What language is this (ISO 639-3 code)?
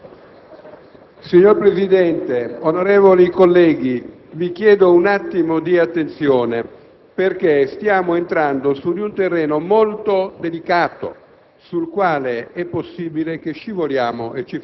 ita